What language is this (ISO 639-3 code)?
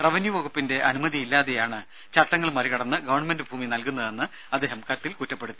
mal